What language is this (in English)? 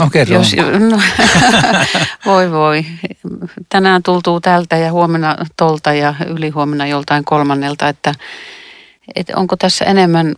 Finnish